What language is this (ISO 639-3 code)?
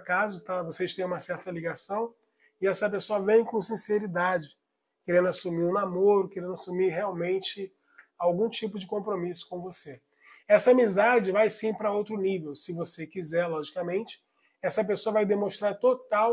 por